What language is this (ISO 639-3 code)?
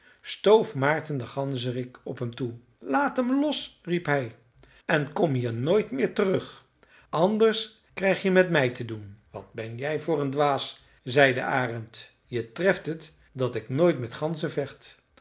nld